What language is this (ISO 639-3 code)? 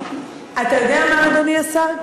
heb